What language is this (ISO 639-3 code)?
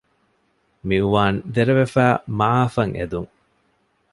div